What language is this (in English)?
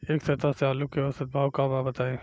Bhojpuri